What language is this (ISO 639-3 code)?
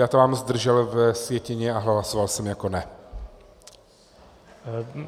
ces